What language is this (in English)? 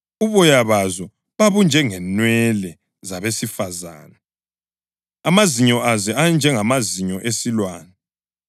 North Ndebele